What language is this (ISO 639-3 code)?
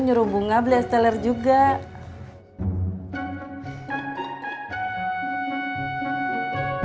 ind